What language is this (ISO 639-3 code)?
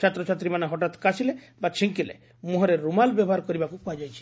ori